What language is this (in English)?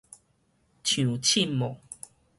Min Nan Chinese